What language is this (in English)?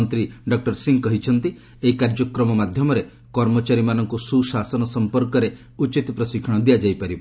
Odia